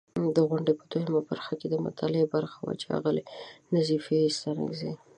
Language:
Pashto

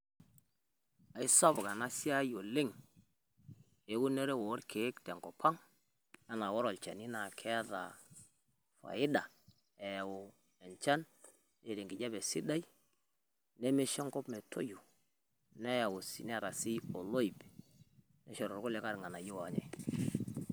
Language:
Masai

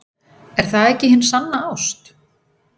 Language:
Icelandic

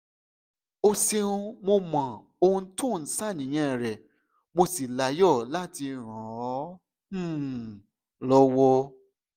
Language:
Yoruba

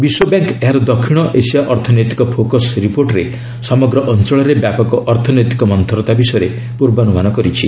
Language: Odia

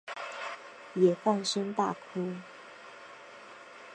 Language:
Chinese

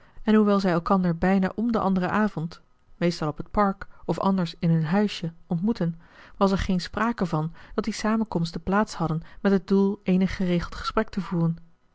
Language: Dutch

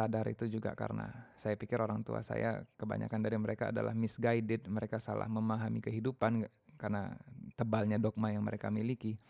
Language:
Indonesian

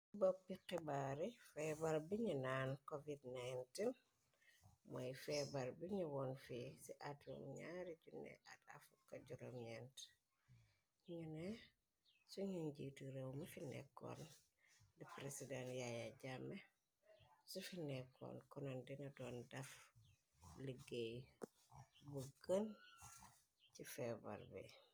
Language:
Wolof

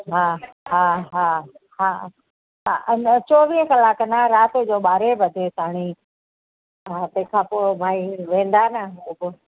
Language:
Sindhi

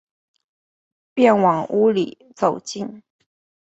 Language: Chinese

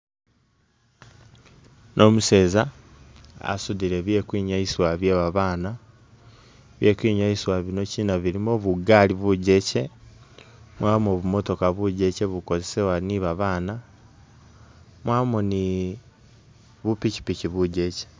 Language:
Masaaba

